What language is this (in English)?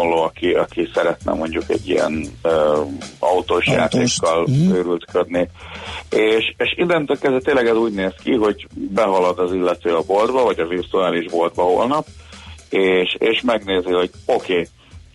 Hungarian